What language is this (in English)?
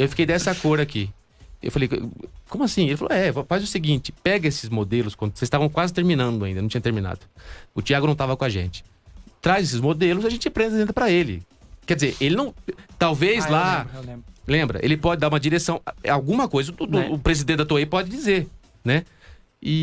Portuguese